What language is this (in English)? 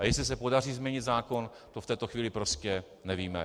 Czech